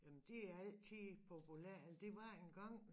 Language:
Danish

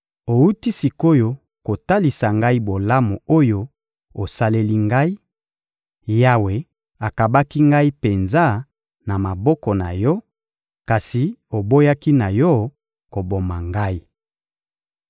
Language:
Lingala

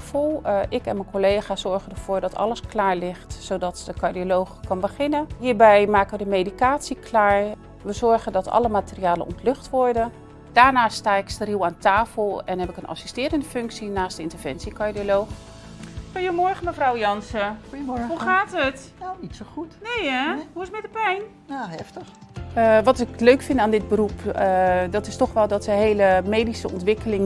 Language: Dutch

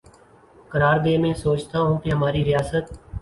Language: Urdu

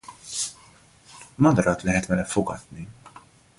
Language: Hungarian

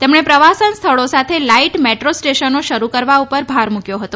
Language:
Gujarati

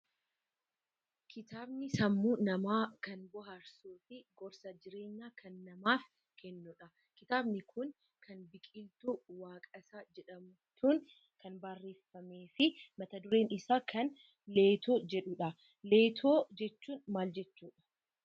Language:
Oromo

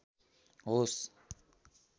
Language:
Nepali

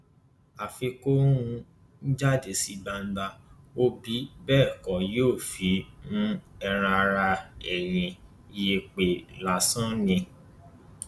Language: Yoruba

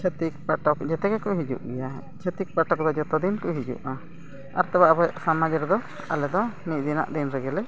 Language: Santali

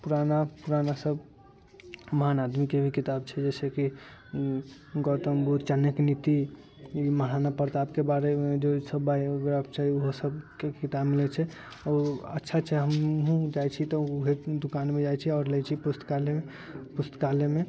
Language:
Maithili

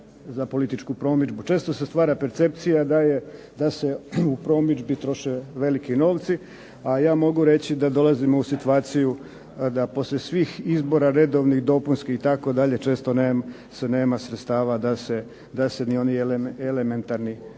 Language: Croatian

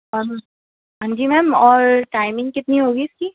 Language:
Urdu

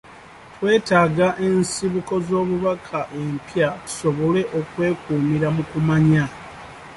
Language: Ganda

